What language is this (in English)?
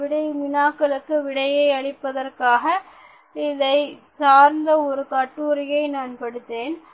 Tamil